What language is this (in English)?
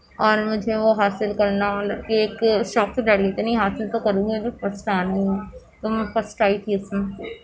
Urdu